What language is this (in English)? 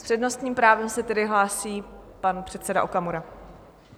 Czech